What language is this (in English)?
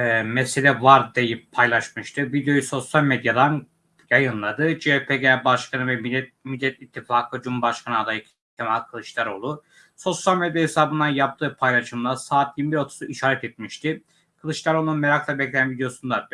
Turkish